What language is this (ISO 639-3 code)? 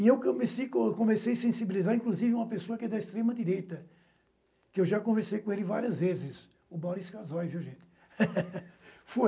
por